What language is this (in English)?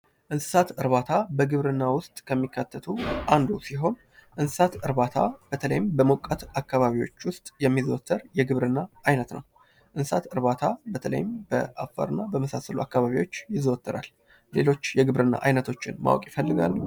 Amharic